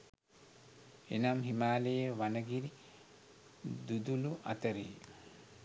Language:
Sinhala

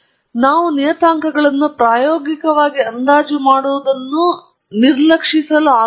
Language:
Kannada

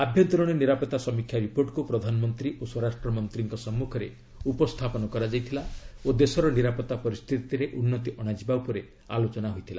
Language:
Odia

